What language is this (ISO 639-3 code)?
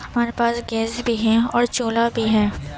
urd